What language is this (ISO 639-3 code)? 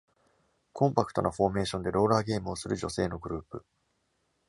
jpn